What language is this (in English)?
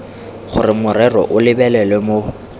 Tswana